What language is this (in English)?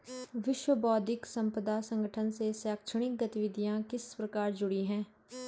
Hindi